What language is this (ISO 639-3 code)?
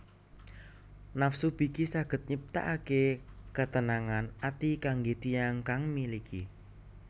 jav